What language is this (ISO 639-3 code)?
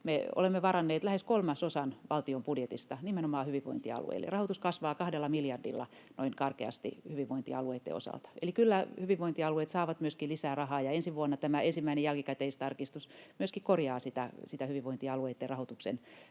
fin